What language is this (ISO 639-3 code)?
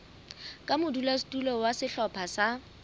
sot